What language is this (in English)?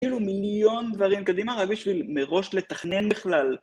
Hebrew